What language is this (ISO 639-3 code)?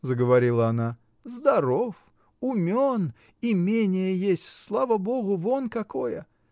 rus